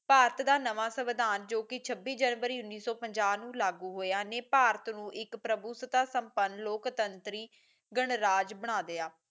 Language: Punjabi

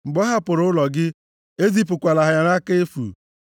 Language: Igbo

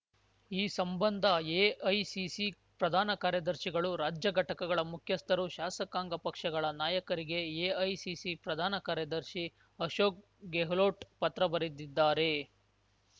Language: Kannada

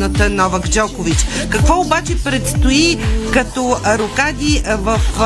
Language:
Bulgarian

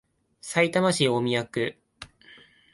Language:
Japanese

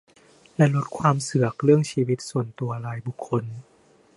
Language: Thai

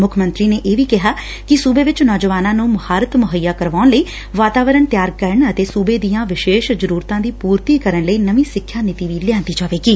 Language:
Punjabi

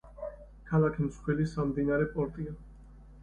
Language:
Georgian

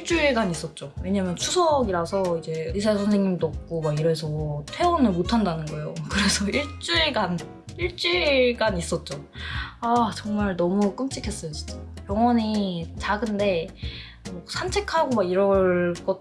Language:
Korean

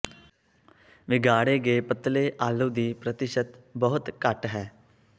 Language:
Punjabi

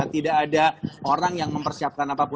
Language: Indonesian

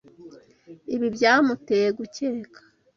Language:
Kinyarwanda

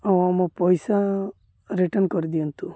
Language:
Odia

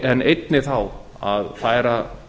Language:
Icelandic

